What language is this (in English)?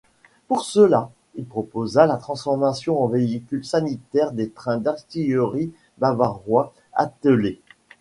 French